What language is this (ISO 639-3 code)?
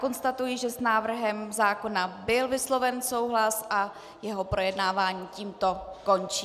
ces